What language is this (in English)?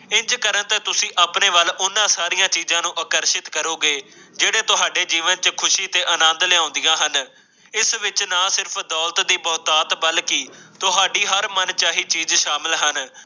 Punjabi